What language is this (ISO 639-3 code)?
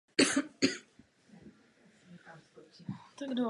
ces